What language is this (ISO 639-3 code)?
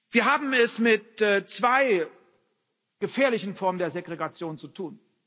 deu